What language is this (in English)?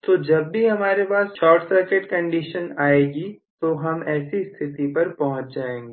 Hindi